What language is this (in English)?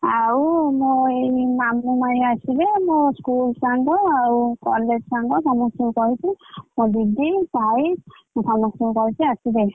Odia